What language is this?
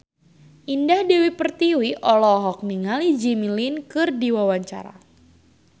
Sundanese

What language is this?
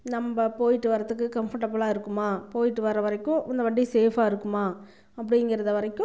Tamil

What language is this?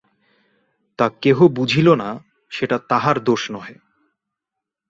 Bangla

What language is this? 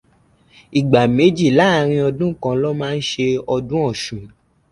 Yoruba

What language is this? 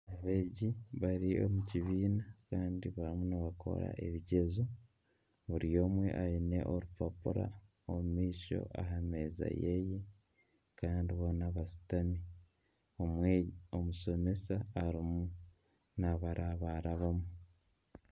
Nyankole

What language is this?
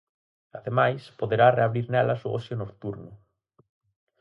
Galician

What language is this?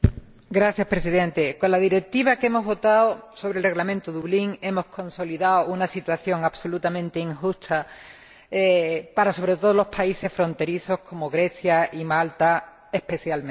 Spanish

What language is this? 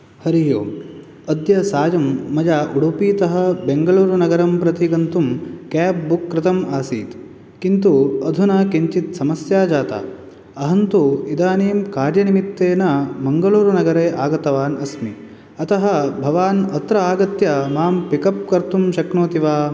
Sanskrit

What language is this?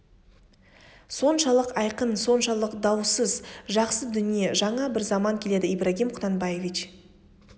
Kazakh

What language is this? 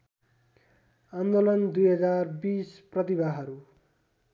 Nepali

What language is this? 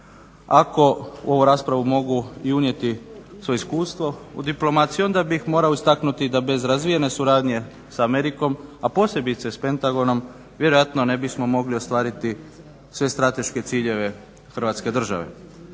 Croatian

